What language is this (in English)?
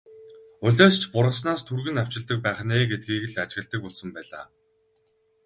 Mongolian